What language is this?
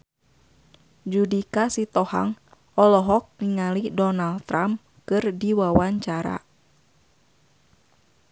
Sundanese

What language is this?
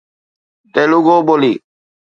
Sindhi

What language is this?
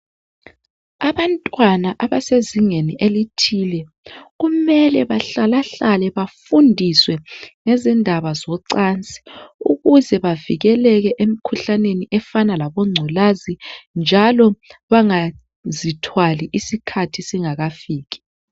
North Ndebele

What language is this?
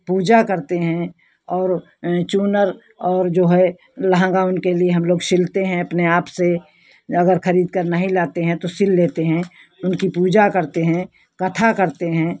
Hindi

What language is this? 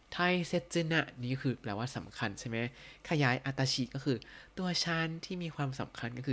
Thai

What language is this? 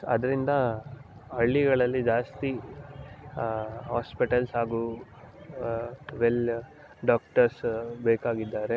Kannada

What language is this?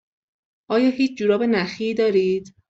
Persian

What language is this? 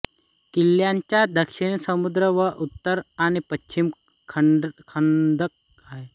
Marathi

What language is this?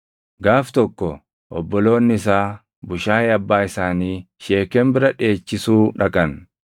Oromo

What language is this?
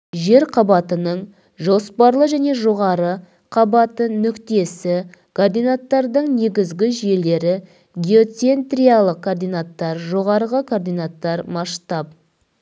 Kazakh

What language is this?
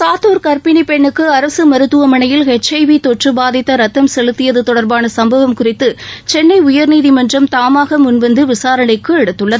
Tamil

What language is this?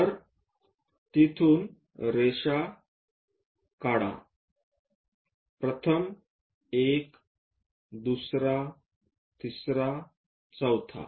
Marathi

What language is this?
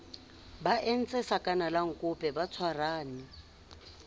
Southern Sotho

